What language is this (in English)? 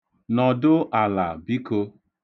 Igbo